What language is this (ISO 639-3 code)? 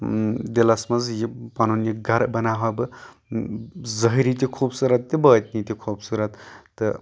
kas